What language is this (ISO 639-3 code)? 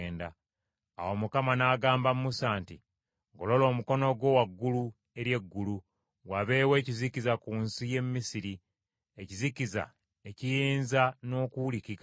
lug